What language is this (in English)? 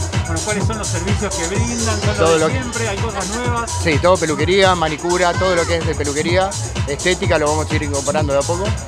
Spanish